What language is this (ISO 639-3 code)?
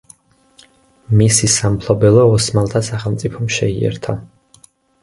kat